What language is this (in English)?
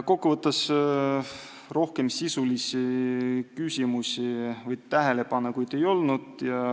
Estonian